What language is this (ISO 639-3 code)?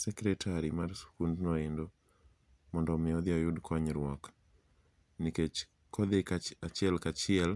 luo